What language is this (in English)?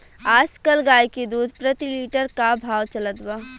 Bhojpuri